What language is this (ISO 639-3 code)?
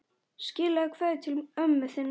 isl